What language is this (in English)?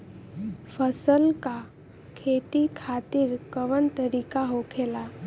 Bhojpuri